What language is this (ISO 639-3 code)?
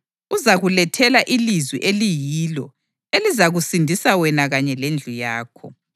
nde